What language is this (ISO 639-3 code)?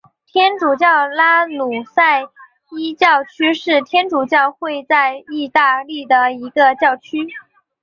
zho